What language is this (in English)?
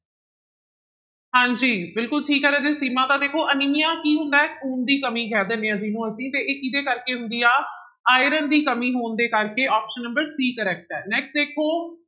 Punjabi